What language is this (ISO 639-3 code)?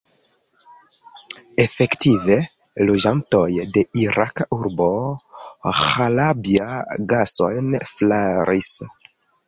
epo